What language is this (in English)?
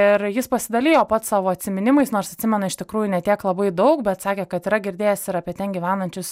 Lithuanian